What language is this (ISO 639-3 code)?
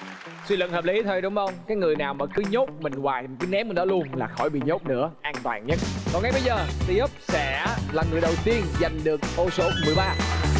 vie